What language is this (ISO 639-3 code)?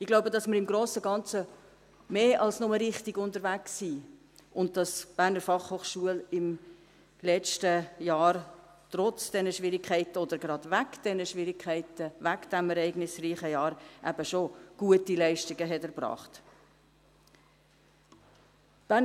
gsw